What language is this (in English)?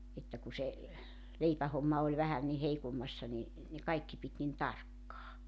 Finnish